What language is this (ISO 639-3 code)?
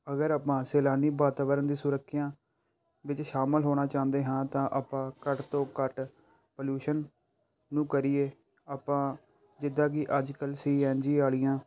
pan